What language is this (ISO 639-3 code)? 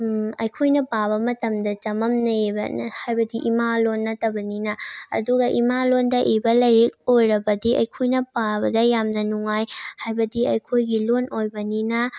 mni